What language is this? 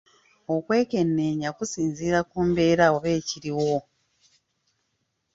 Ganda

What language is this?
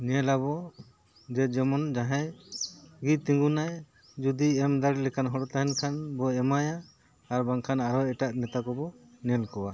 Santali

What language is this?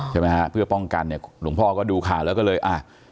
Thai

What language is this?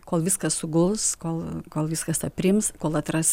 Lithuanian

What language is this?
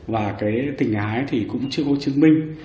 Vietnamese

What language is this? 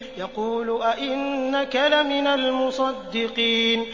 Arabic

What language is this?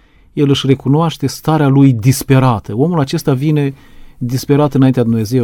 Romanian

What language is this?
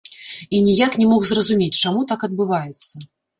Belarusian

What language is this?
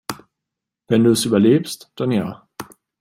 German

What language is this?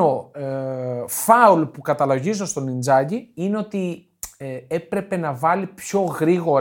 Greek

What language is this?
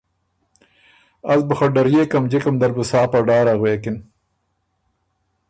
Ormuri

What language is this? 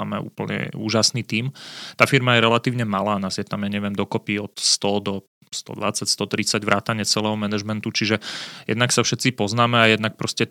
Slovak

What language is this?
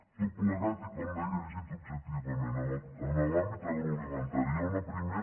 Catalan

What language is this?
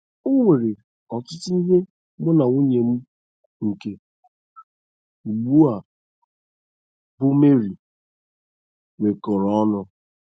Igbo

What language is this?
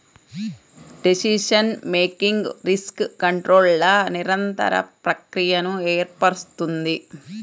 Telugu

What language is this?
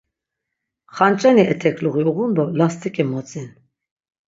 Laz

